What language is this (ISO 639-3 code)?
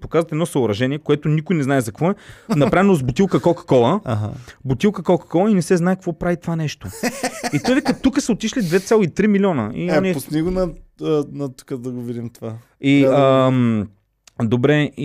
bul